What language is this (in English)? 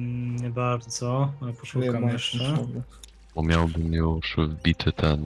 Polish